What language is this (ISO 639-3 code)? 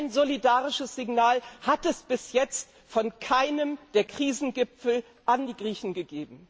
deu